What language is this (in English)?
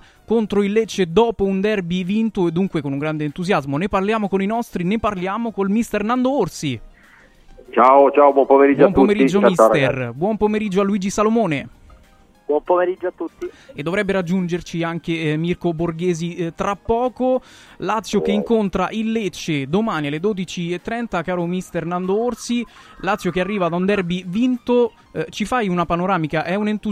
Italian